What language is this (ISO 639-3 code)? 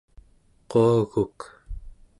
esu